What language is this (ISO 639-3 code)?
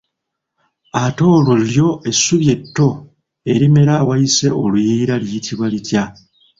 lug